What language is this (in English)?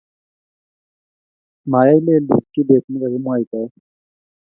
Kalenjin